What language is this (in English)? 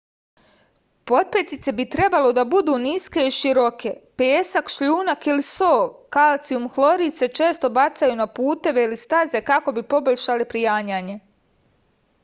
Serbian